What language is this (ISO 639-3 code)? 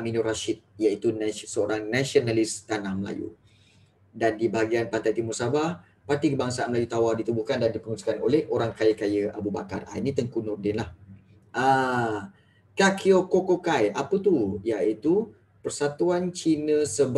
msa